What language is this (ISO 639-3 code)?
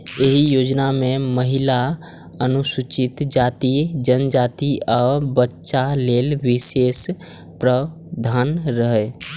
mai